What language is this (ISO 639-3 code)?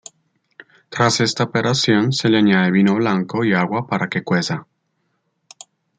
spa